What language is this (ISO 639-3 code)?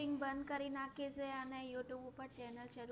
guj